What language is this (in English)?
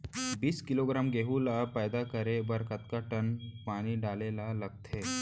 Chhattisgarhi